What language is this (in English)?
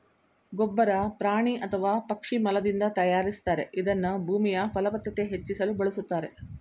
Kannada